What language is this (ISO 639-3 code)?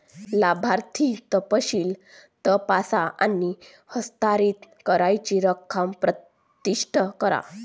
mar